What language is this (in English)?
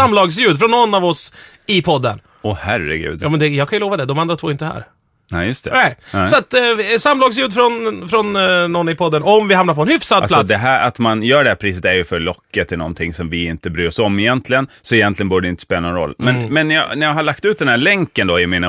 Swedish